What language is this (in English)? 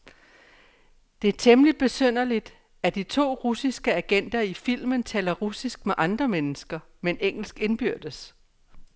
Danish